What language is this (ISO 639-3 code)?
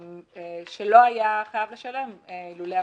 heb